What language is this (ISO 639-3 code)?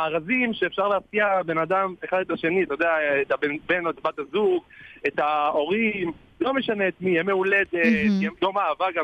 heb